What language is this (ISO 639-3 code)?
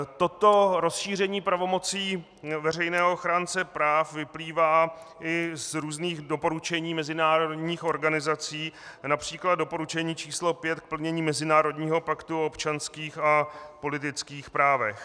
ces